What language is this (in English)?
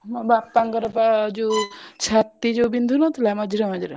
Odia